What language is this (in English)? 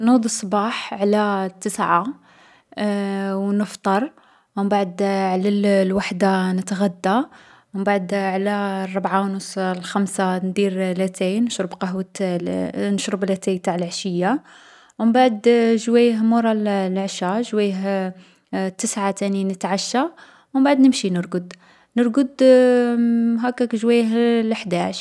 Algerian Arabic